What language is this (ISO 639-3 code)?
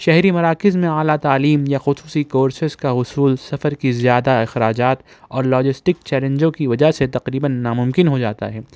urd